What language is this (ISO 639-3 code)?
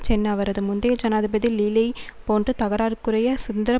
tam